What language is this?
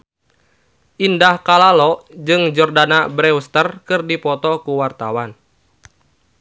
Sundanese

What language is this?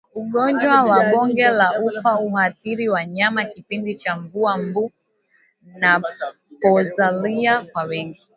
Swahili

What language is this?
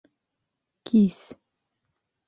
Bashkir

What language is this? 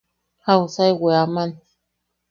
Yaqui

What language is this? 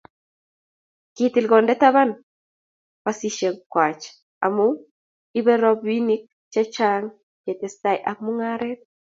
Kalenjin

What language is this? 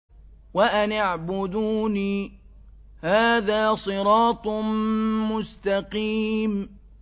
Arabic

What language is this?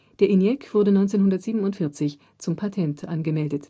German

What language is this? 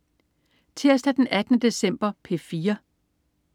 Danish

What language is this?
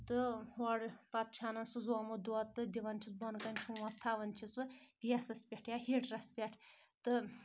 Kashmiri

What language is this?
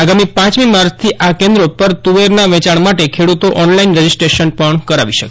Gujarati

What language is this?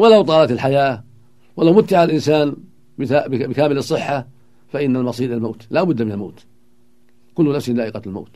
Arabic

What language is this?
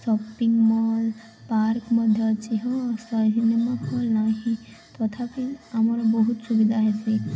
Odia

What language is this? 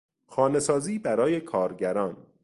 Persian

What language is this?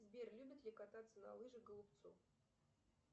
Russian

